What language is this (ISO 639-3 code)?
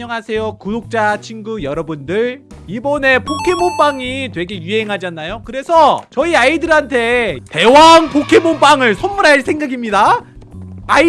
kor